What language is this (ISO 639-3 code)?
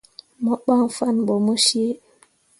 mua